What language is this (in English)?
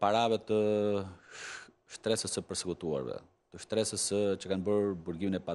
Bulgarian